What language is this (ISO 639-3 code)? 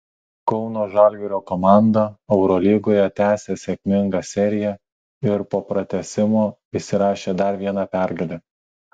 lit